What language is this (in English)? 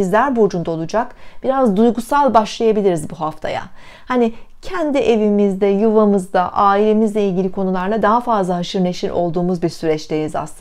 Turkish